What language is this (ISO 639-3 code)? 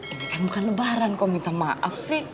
ind